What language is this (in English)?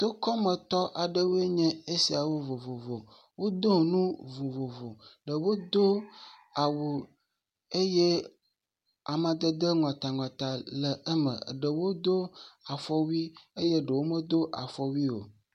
Ewe